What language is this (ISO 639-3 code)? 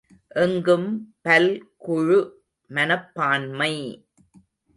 tam